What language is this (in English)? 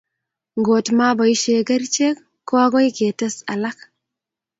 Kalenjin